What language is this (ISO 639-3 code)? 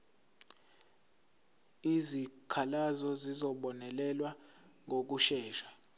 zul